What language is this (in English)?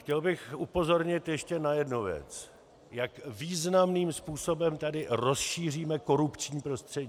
Czech